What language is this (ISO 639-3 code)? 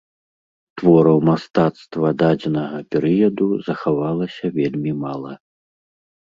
bel